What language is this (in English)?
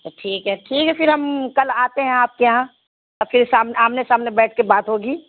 Urdu